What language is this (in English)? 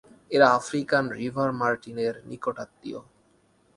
Bangla